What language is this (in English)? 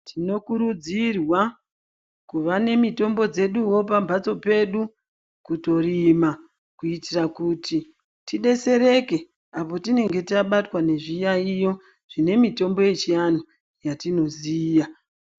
Ndau